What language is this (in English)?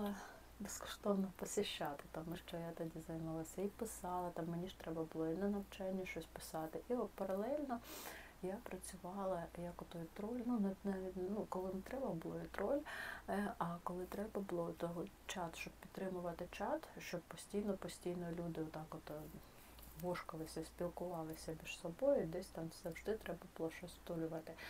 Ukrainian